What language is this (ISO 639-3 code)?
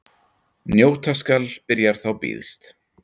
isl